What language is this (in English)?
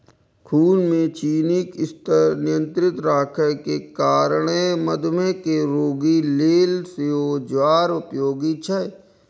Maithili